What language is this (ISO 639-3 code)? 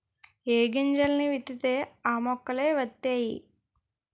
tel